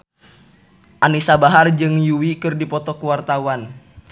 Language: Sundanese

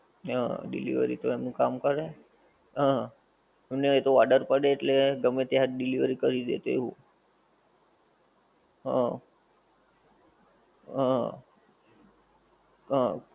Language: Gujarati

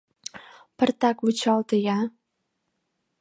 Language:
Mari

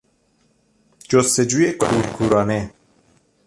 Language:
Persian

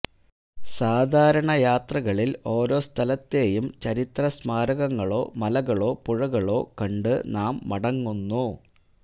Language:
Malayalam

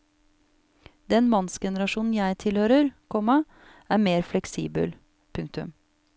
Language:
Norwegian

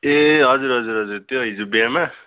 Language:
Nepali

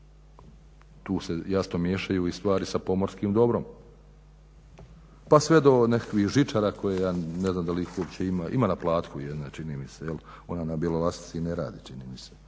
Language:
Croatian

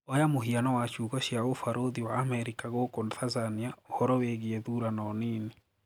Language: Kikuyu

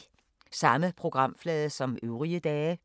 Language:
Danish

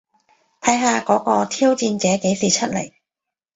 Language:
Cantonese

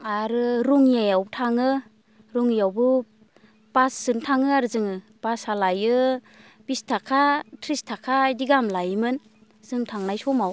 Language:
Bodo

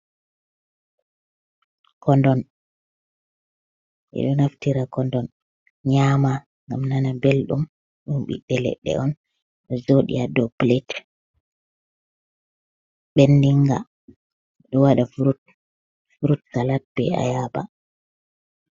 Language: Fula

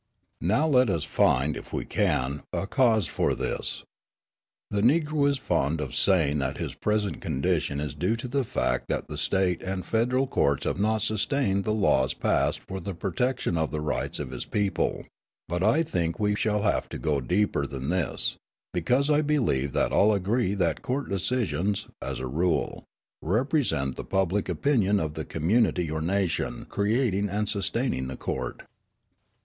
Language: English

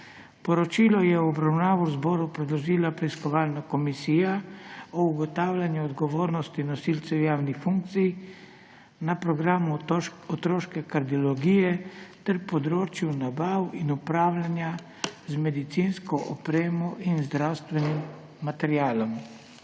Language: Slovenian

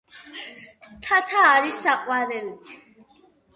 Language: Georgian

